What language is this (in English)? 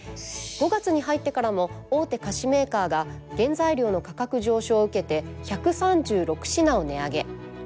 Japanese